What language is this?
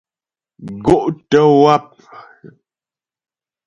Ghomala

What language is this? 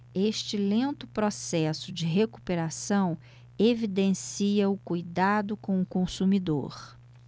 Portuguese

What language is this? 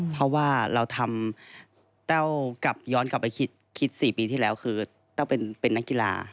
Thai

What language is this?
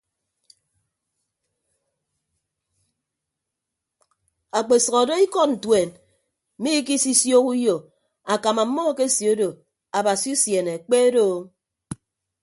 Ibibio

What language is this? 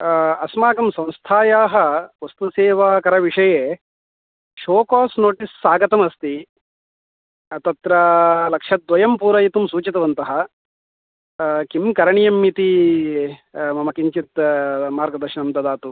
Sanskrit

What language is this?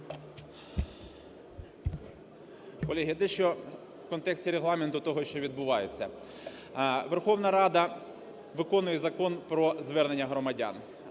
Ukrainian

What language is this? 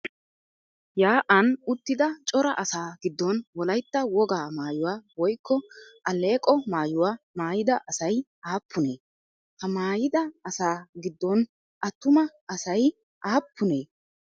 Wolaytta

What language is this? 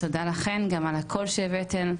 Hebrew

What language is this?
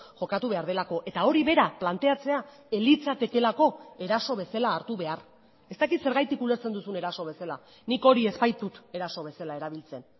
Basque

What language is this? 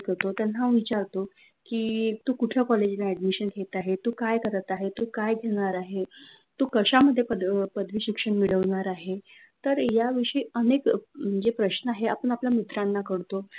Marathi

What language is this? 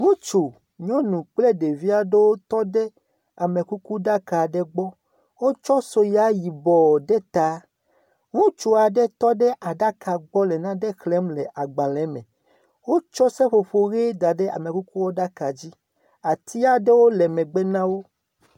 Ewe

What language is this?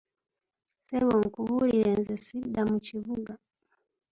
Ganda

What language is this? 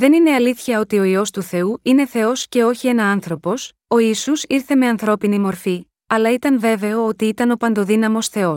Greek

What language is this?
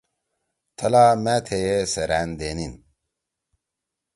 Torwali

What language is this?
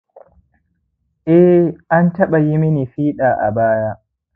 Hausa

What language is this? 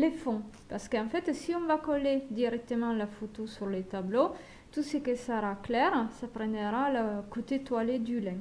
French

